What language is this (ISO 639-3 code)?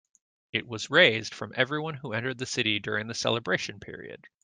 eng